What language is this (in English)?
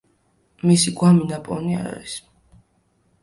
Georgian